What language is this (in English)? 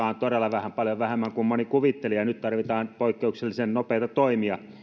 Finnish